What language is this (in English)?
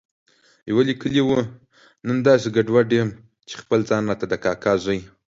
Pashto